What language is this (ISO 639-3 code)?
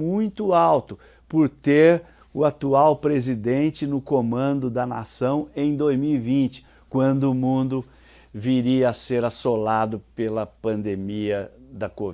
por